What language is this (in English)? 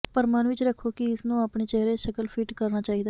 Punjabi